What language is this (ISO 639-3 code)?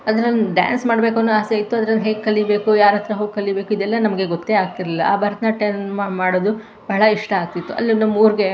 kan